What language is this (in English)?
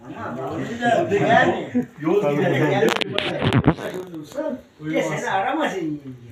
Turkish